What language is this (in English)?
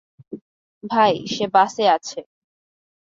Bangla